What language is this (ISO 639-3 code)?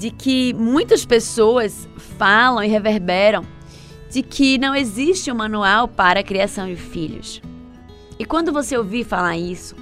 por